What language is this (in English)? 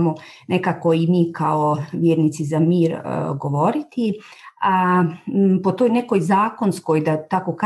Croatian